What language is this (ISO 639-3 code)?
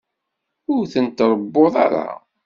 kab